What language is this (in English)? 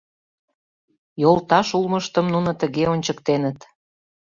Mari